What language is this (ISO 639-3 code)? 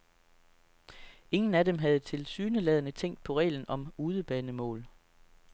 dan